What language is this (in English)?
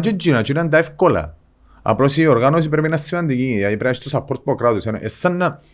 Greek